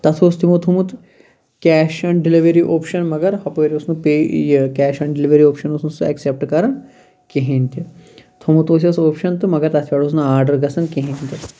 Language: Kashmiri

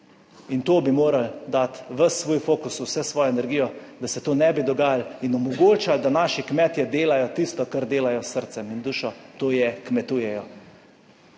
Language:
Slovenian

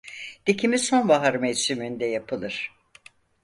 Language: Turkish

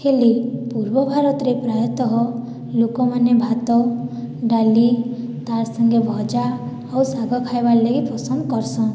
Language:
Odia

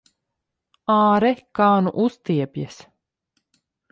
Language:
Latvian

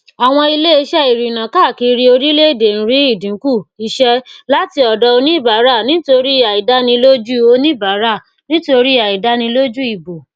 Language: Yoruba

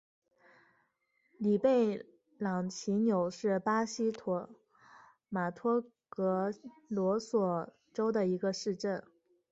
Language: Chinese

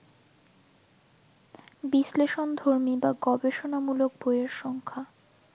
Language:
Bangla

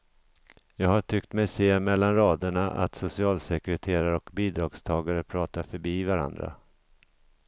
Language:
Swedish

